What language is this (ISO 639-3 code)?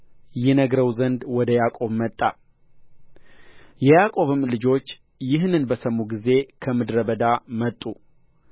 amh